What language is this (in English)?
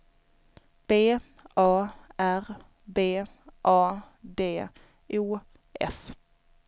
Swedish